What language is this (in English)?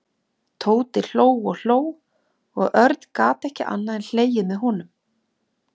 Icelandic